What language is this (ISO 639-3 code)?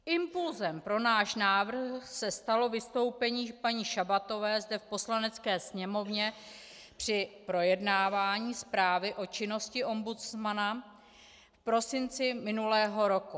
ces